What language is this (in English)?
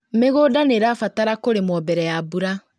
Kikuyu